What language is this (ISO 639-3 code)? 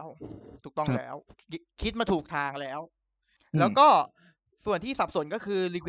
tha